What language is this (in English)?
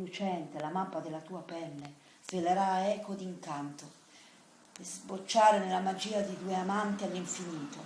Italian